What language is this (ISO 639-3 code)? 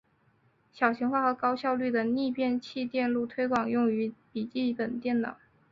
zho